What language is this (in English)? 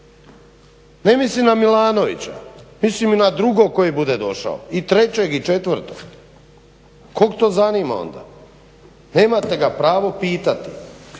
Croatian